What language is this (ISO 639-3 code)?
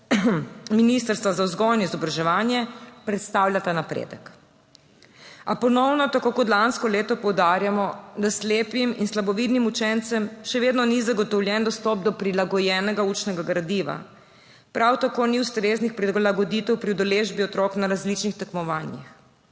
slv